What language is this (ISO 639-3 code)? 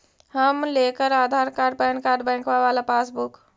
mag